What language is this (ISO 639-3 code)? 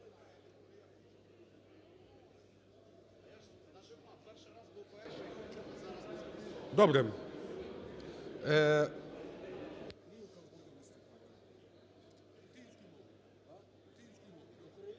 ukr